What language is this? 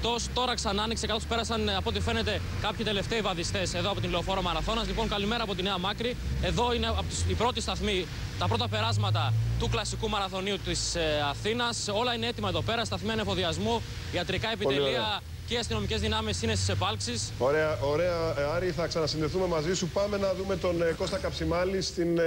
Greek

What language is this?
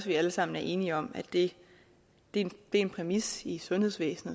Danish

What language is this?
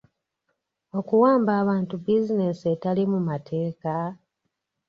Ganda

